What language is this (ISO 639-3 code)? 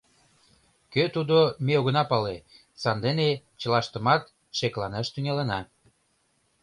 chm